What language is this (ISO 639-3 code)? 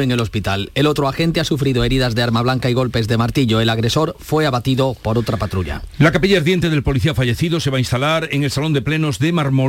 spa